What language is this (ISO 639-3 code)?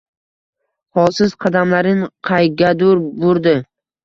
uzb